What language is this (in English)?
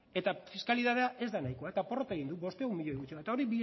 Basque